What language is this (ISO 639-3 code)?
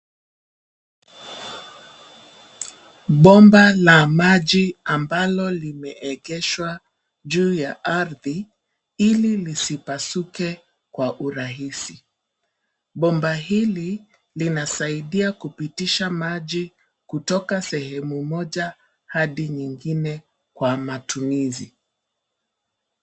swa